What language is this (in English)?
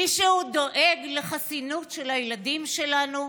Hebrew